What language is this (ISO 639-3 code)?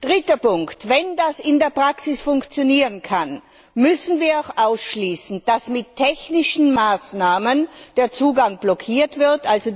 deu